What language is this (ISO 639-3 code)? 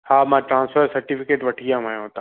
snd